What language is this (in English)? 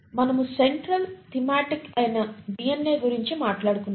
Telugu